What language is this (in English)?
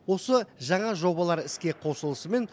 Kazakh